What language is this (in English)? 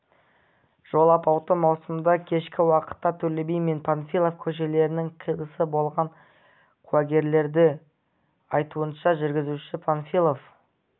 Kazakh